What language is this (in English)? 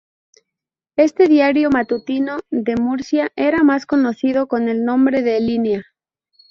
Spanish